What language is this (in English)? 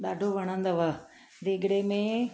Sindhi